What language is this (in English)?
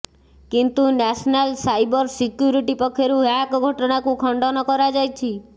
Odia